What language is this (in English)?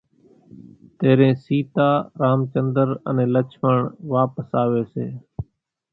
Kachi Koli